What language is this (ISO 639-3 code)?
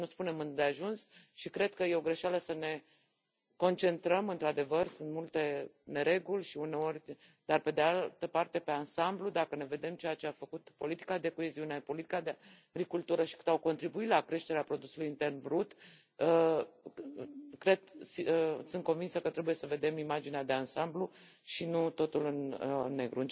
ron